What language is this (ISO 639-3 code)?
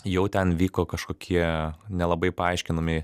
lit